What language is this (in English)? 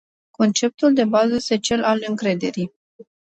Romanian